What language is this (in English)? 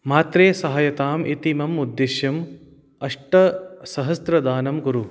Sanskrit